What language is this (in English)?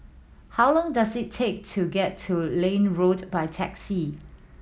English